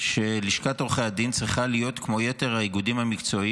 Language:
Hebrew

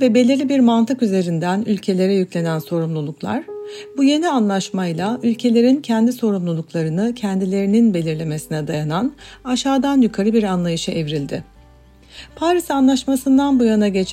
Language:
Turkish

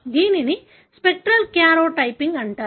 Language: Telugu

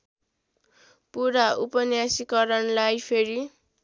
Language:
Nepali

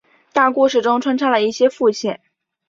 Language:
Chinese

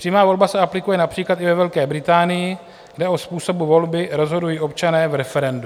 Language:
Czech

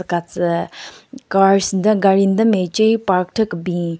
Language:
Southern Rengma Naga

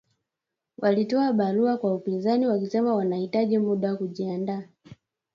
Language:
Swahili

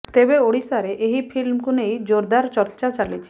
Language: Odia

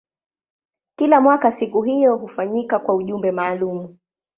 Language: Swahili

